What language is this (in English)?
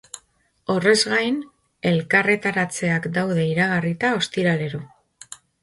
Basque